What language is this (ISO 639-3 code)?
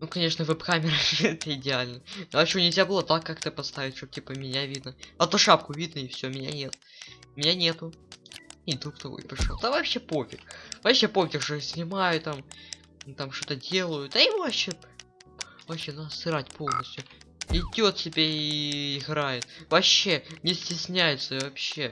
rus